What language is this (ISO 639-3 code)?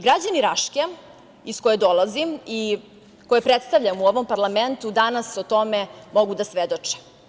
srp